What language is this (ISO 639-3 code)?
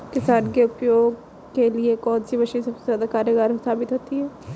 hin